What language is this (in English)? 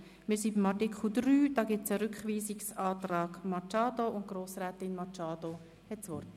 Swiss German